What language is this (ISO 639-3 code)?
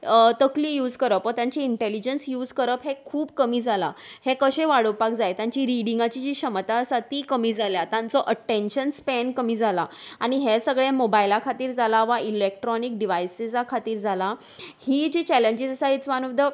kok